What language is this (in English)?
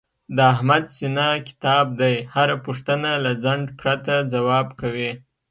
Pashto